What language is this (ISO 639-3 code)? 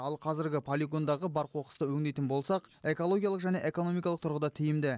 kaz